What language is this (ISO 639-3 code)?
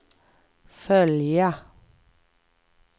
swe